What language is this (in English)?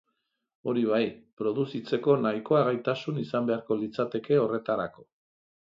Basque